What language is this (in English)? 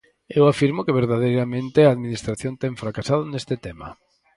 Galician